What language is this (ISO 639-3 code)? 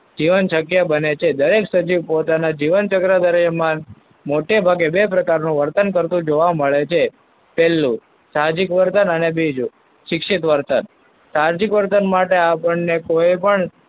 guj